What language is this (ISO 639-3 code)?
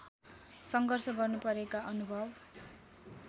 nep